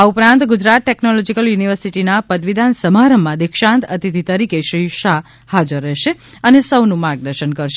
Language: Gujarati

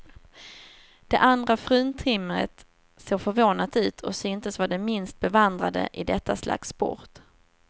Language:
Swedish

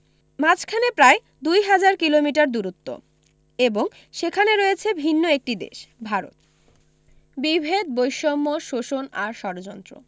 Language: Bangla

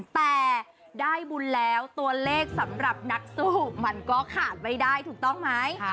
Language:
Thai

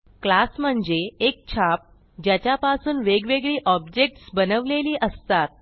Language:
Marathi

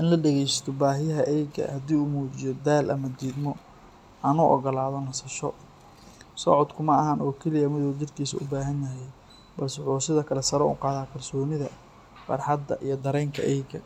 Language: Somali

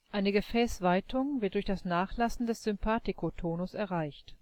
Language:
German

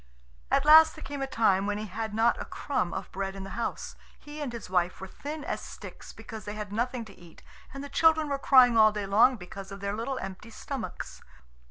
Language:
English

